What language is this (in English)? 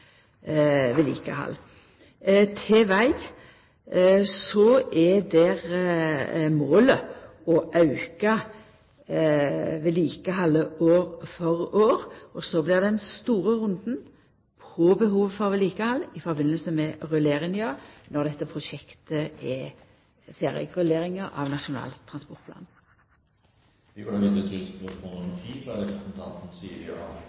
Norwegian Nynorsk